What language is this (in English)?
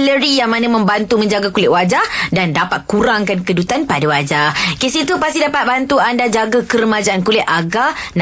Malay